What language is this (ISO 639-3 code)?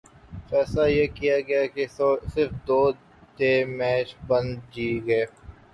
urd